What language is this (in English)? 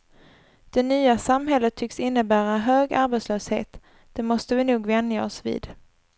Swedish